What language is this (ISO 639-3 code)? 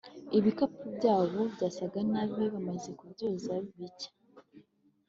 kin